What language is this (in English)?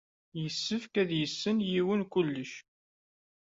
Kabyle